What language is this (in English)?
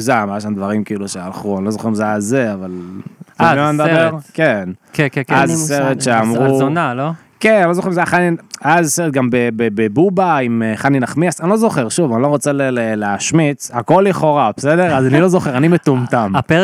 Hebrew